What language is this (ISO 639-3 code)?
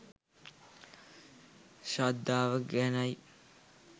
sin